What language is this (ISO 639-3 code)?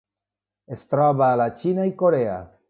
cat